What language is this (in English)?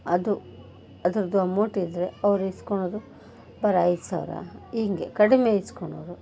Kannada